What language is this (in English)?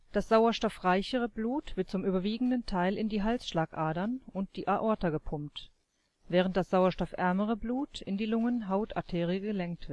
German